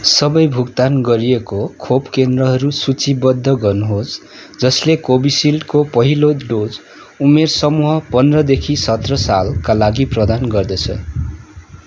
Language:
Nepali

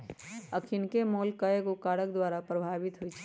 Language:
Magahi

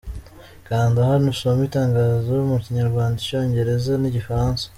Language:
Kinyarwanda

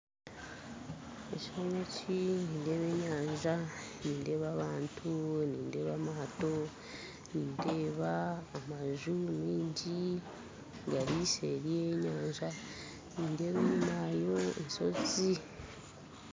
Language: Nyankole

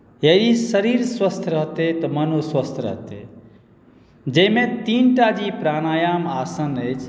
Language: Maithili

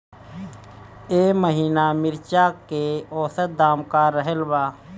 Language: Bhojpuri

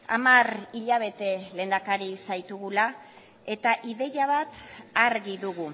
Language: Basque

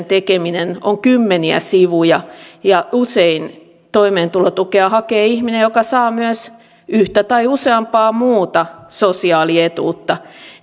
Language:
Finnish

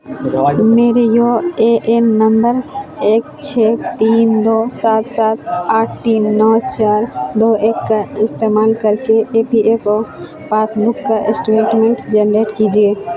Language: Urdu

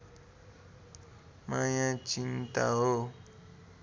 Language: Nepali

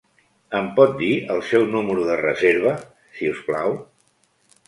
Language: Catalan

